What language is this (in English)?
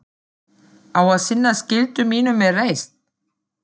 Icelandic